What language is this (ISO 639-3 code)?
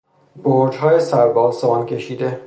fas